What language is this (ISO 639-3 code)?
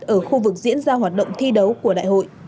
vie